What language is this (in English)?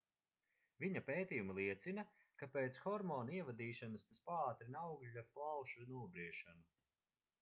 Latvian